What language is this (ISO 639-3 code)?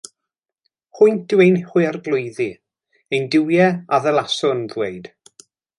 cym